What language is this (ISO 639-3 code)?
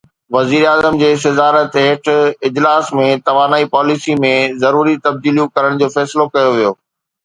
snd